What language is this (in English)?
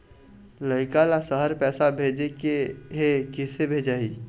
Chhattisgarhi